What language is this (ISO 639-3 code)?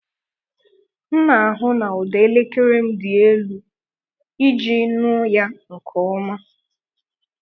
ibo